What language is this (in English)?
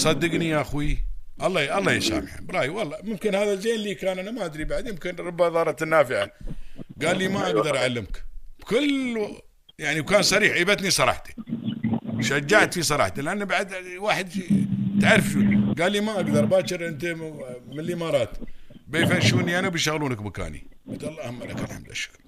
Arabic